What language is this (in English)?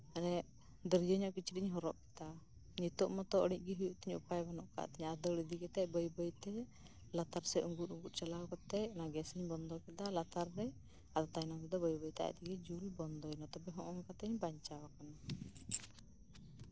Santali